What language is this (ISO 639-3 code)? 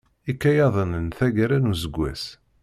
kab